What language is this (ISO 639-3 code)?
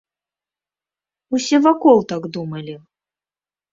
bel